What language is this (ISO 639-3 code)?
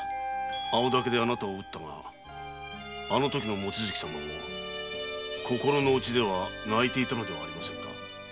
jpn